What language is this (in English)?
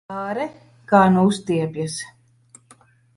Latvian